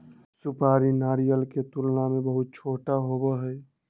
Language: Magahi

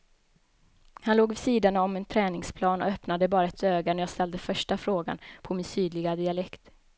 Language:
Swedish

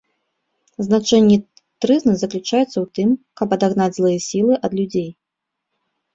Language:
Belarusian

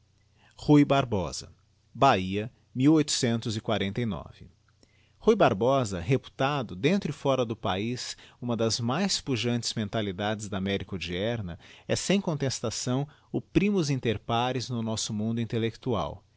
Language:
Portuguese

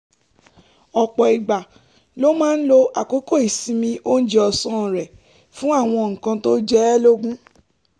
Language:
Yoruba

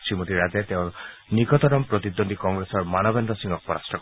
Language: Assamese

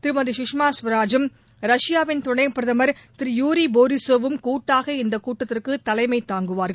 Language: Tamil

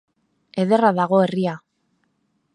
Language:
Basque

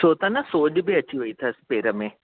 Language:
Sindhi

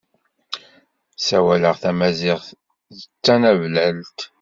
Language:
Kabyle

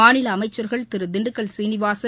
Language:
Tamil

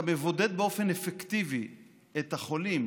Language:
Hebrew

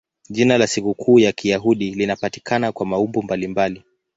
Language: Swahili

